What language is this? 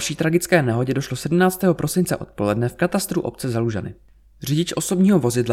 Czech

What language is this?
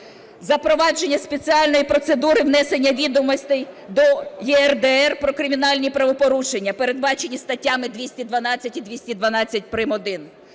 Ukrainian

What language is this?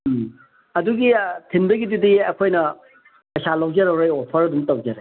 Manipuri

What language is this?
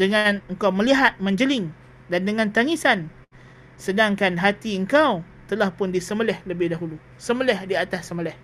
Malay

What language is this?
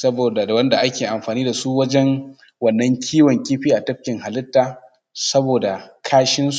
Hausa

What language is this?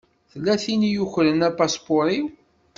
Kabyle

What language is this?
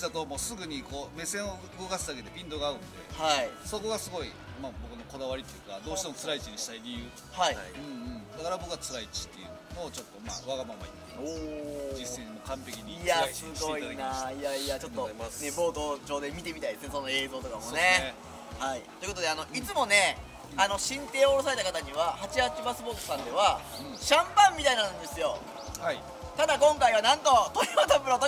Japanese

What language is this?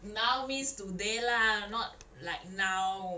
English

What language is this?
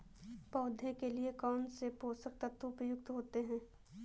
Hindi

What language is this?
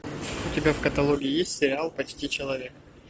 Russian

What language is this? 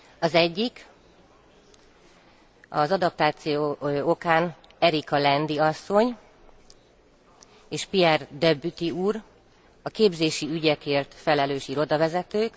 Hungarian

